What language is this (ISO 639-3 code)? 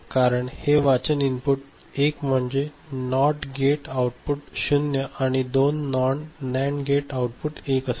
mar